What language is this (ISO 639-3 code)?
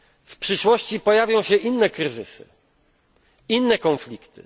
pol